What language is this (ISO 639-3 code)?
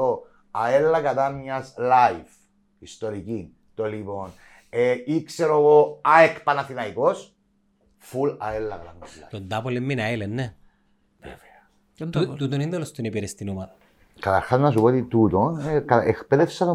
ell